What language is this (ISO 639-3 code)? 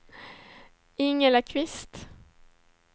swe